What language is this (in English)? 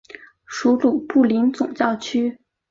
Chinese